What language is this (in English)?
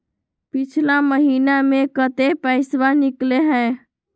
Magahi